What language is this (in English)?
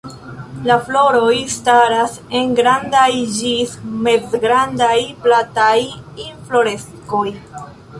Esperanto